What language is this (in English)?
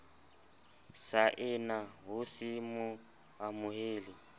Southern Sotho